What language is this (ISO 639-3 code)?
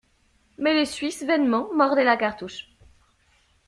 fra